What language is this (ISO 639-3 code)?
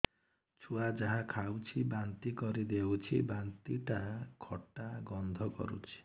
ori